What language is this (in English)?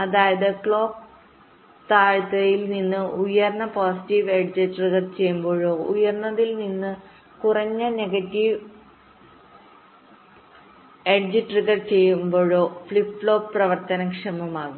Malayalam